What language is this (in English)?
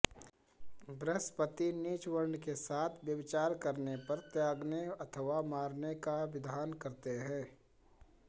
Sanskrit